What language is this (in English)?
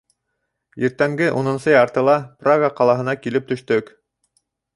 Bashkir